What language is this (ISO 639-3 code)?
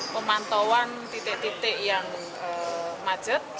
ind